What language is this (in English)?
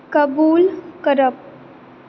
Konkani